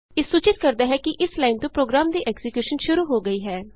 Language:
Punjabi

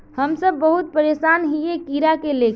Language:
Magahi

